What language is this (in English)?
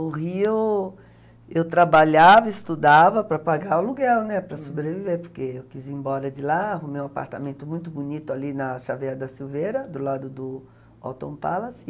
Portuguese